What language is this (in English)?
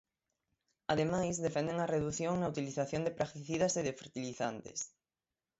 Galician